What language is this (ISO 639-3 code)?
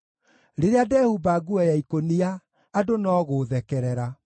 kik